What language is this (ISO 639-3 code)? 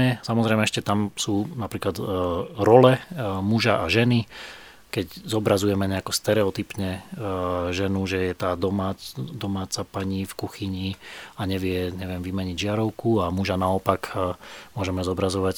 slk